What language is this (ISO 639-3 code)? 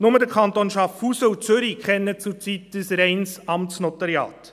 gsw